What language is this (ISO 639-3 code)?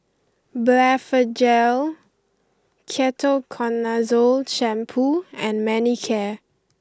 eng